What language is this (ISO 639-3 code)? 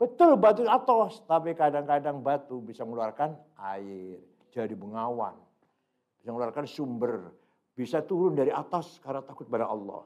ind